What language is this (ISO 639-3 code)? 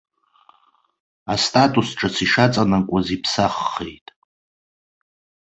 abk